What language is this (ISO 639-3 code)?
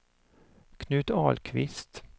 swe